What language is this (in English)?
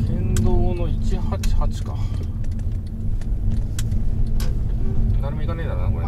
Japanese